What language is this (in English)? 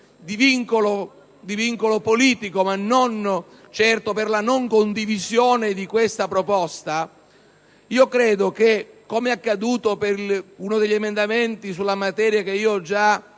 Italian